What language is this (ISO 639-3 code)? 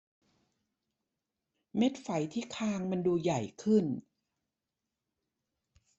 tha